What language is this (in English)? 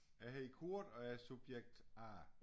Danish